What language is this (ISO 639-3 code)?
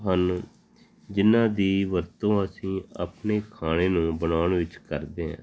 pan